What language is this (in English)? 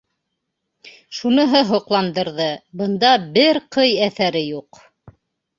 Bashkir